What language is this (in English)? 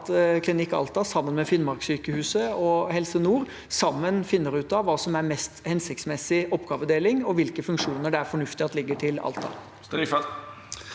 Norwegian